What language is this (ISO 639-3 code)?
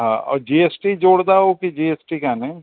snd